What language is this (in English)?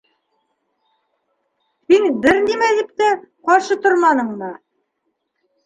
Bashkir